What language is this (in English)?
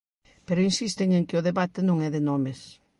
Galician